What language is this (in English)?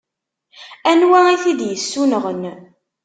Kabyle